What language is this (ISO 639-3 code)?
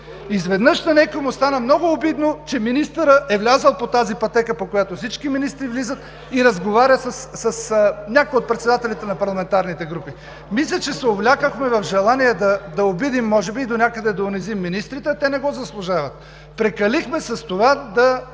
bul